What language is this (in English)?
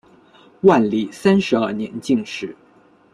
Chinese